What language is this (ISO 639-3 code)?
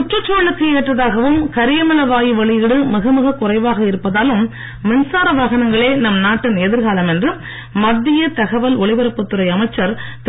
tam